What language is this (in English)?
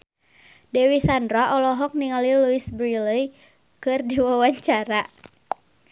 Sundanese